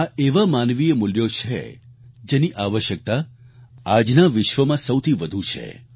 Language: Gujarati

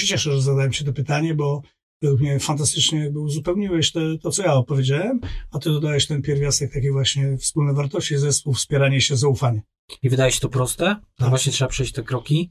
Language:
Polish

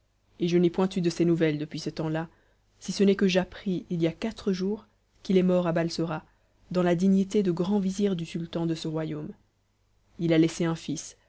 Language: French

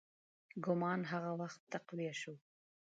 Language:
Pashto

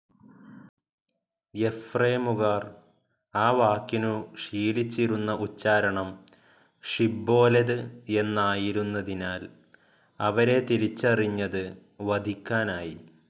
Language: Malayalam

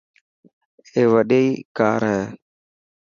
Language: Dhatki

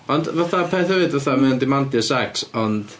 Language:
Welsh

